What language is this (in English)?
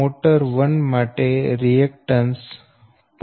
Gujarati